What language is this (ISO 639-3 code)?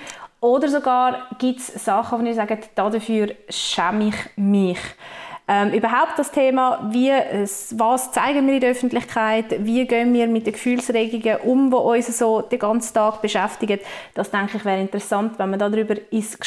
deu